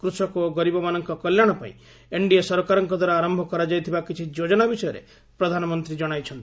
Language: Odia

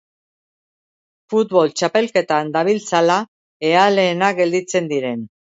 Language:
Basque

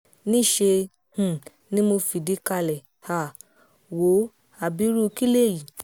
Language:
Yoruba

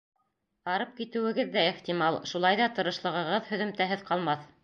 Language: Bashkir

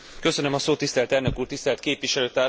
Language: Hungarian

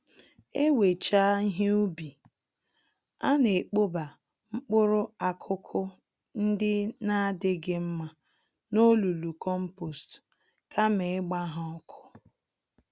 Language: Igbo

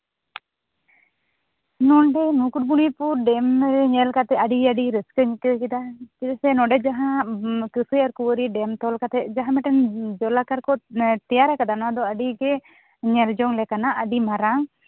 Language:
Santali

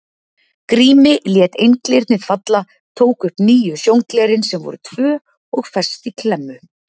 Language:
Icelandic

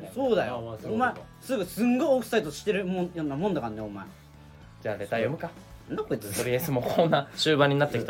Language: Japanese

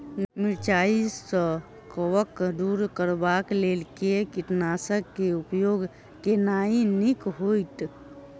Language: Maithili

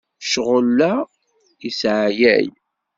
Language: Kabyle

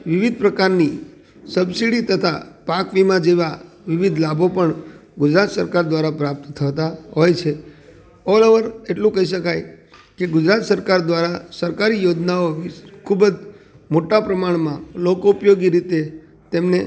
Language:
Gujarati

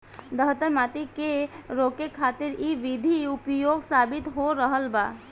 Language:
Bhojpuri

